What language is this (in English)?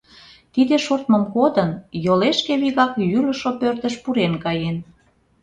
Mari